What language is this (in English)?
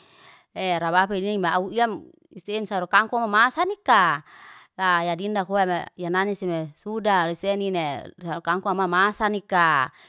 Liana-Seti